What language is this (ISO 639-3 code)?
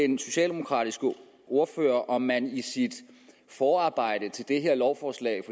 dan